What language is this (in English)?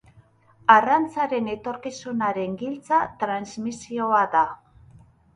Basque